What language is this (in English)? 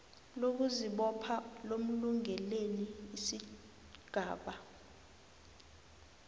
South Ndebele